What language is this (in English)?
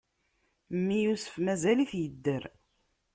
Kabyle